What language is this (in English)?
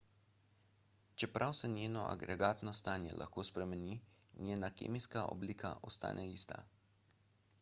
Slovenian